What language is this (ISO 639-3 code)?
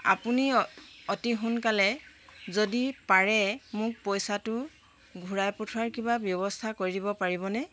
asm